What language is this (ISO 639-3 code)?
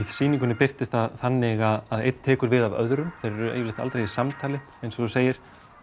isl